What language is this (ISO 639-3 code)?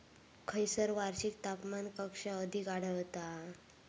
mar